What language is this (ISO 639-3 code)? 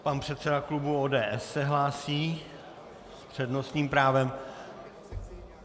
ces